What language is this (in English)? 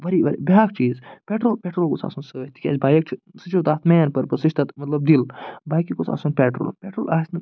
Kashmiri